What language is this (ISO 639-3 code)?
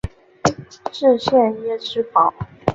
zho